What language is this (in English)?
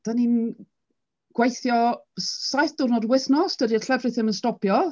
Welsh